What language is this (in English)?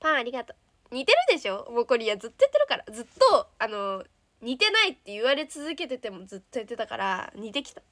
Japanese